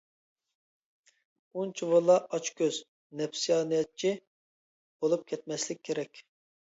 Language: Uyghur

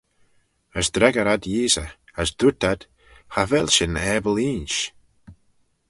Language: Manx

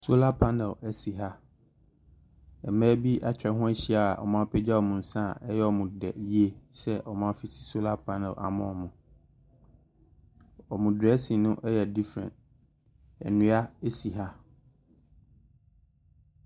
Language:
Akan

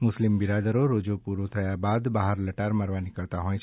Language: Gujarati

